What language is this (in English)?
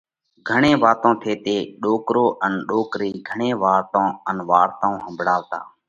Parkari Koli